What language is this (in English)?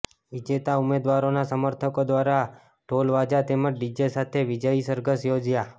Gujarati